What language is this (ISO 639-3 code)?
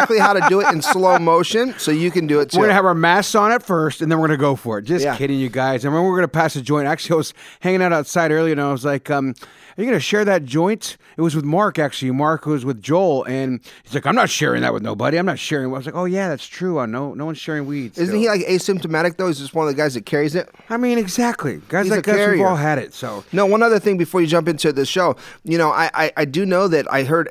eng